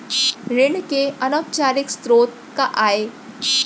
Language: Chhattisgarhi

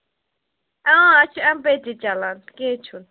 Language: Kashmiri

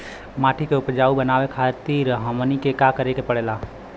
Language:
Bhojpuri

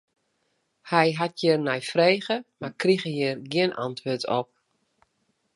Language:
Western Frisian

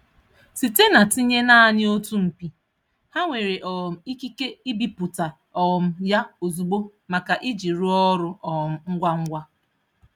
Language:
Igbo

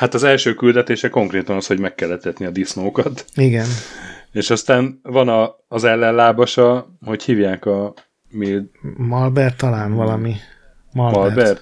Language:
Hungarian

